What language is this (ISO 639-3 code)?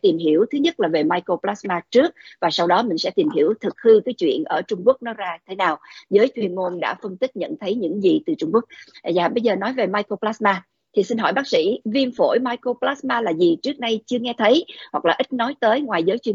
vie